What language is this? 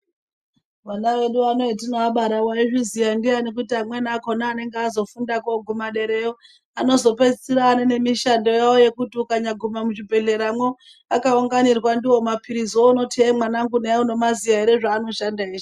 Ndau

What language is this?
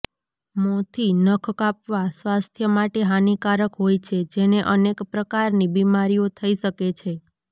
Gujarati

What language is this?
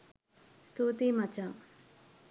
Sinhala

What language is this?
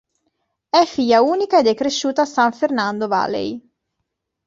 Italian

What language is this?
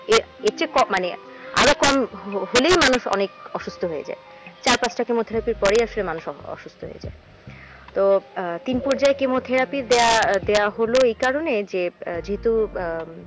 Bangla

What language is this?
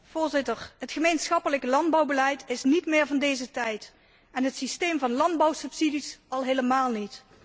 Dutch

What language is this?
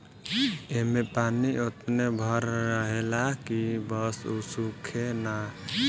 Bhojpuri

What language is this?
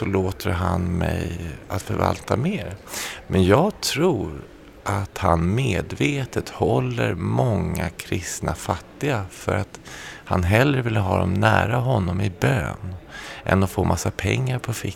Swedish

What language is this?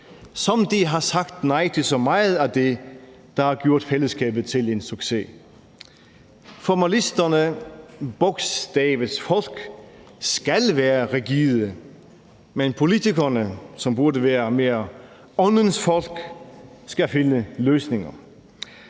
Danish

